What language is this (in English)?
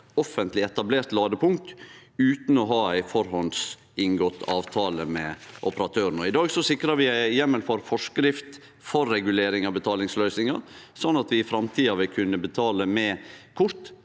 Norwegian